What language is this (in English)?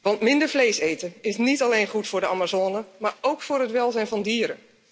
Dutch